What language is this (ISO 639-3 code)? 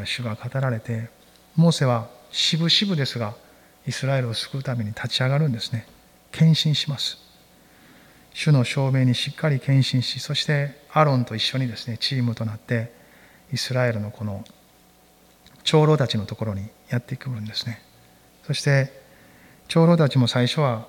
jpn